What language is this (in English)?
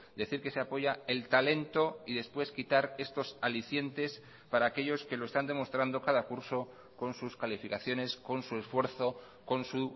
Spanish